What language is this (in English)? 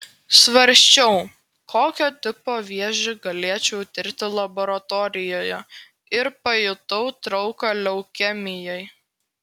Lithuanian